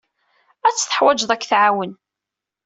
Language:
Kabyle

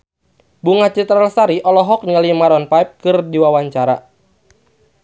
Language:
Sundanese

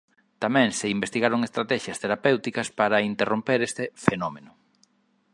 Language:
Galician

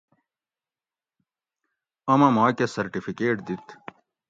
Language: Gawri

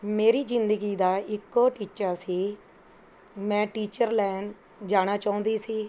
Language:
Punjabi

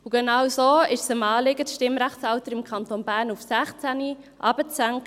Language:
Swiss German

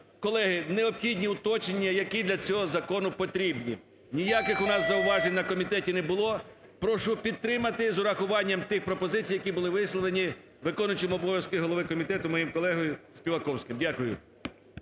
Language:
Ukrainian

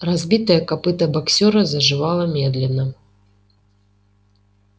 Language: Russian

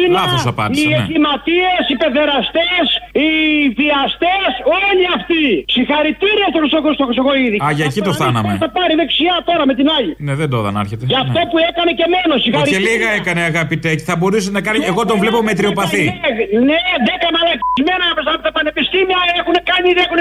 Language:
Greek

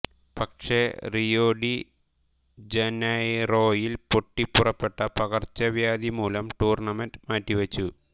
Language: Malayalam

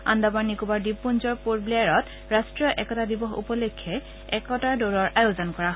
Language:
Assamese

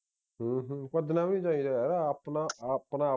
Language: Punjabi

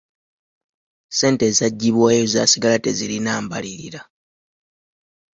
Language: Ganda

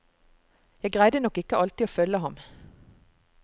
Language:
Norwegian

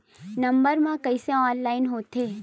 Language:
Chhattisgarhi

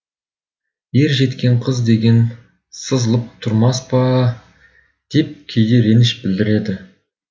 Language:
Kazakh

